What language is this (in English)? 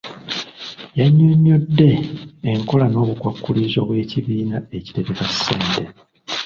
Ganda